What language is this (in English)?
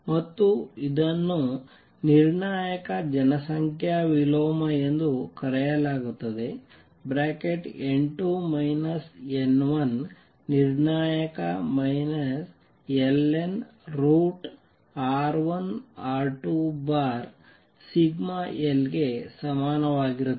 Kannada